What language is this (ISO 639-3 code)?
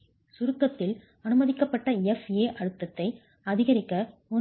tam